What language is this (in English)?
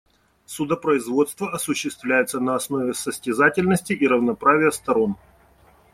Russian